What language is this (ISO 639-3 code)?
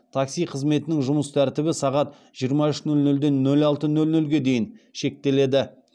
kaz